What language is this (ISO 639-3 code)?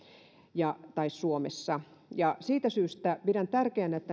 fin